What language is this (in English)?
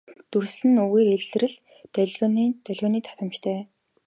Mongolian